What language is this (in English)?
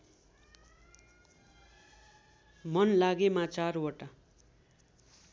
Nepali